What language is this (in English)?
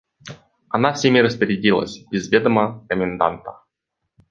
Russian